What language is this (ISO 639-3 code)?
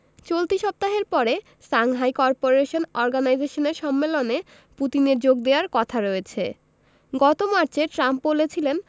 ben